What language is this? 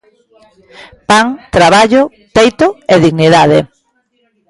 Galician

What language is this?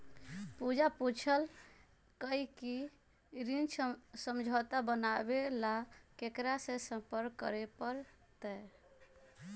Magahi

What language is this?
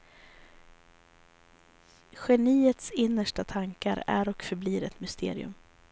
Swedish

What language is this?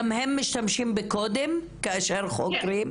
Hebrew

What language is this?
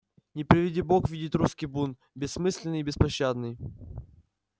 Russian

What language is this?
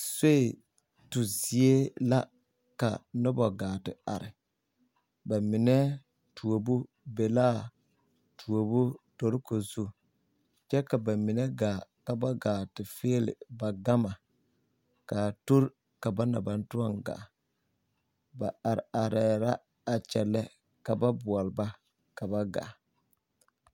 Southern Dagaare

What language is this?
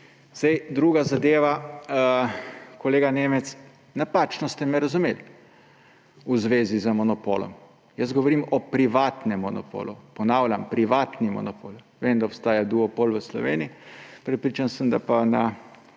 Slovenian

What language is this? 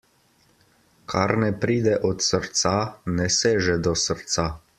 Slovenian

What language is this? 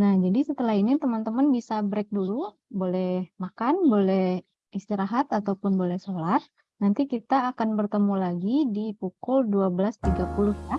Indonesian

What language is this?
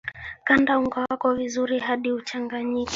Swahili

